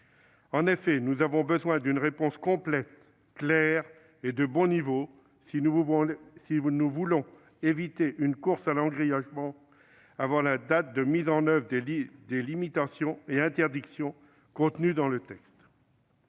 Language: French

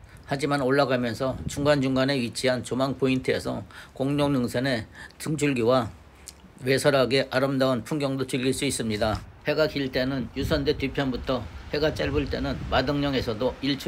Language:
Korean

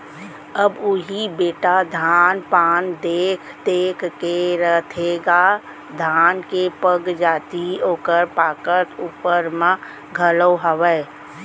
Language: Chhattisgarhi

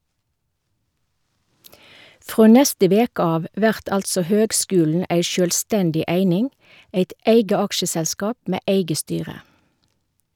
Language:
Norwegian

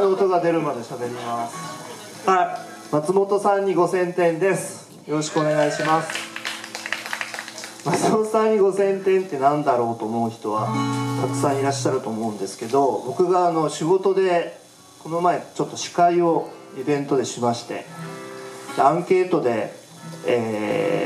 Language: Japanese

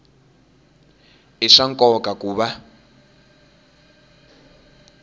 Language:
Tsonga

